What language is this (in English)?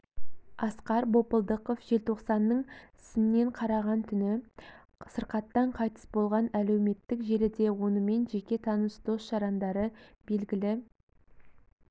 Kazakh